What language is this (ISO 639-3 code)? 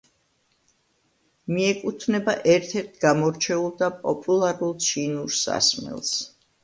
kat